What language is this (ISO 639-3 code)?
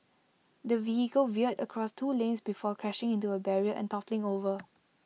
eng